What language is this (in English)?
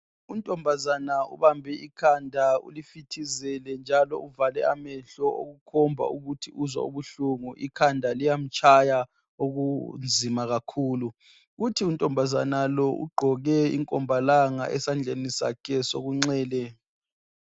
North Ndebele